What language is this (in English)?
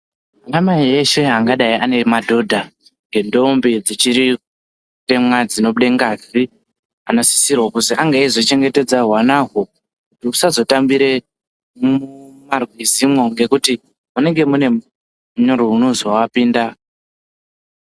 Ndau